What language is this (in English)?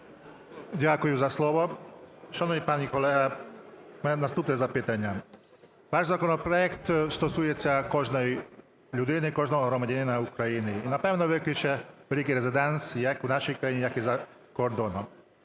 Ukrainian